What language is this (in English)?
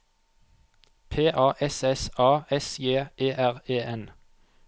Norwegian